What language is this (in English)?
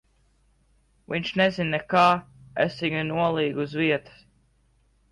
Latvian